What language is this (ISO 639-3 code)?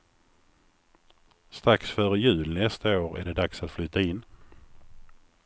swe